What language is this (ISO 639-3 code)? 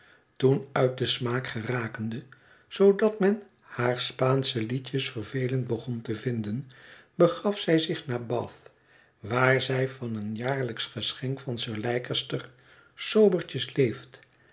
nld